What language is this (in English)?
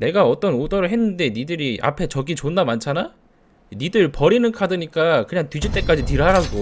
Korean